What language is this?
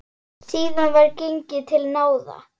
Icelandic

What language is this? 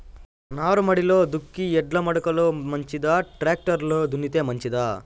Telugu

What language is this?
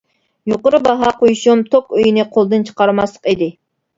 Uyghur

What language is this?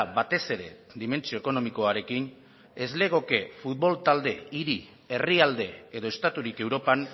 Basque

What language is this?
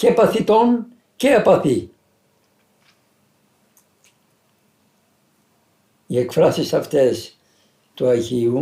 Greek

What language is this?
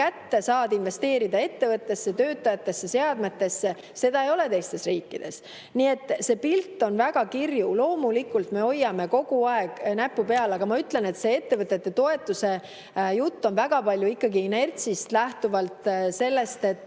Estonian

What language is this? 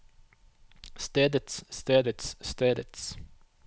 Norwegian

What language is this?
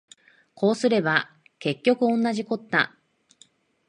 Japanese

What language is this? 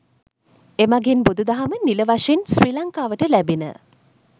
Sinhala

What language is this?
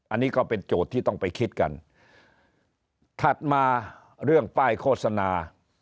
Thai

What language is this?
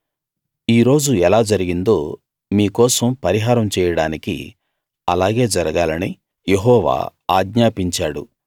Telugu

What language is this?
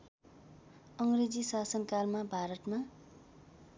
Nepali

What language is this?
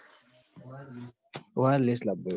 Gujarati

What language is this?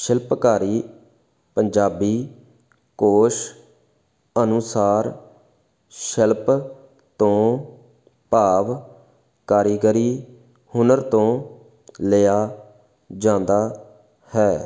Punjabi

